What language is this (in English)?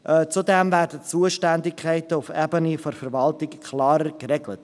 Swiss German